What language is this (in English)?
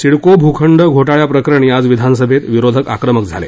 Marathi